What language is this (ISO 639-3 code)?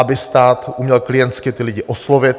ces